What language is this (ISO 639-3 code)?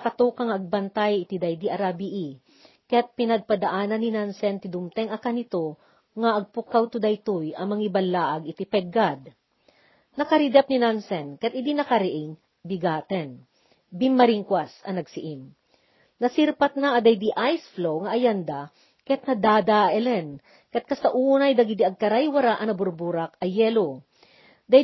fil